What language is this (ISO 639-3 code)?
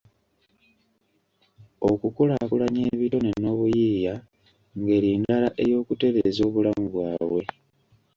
lug